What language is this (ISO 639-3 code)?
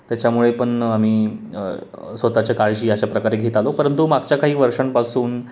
mar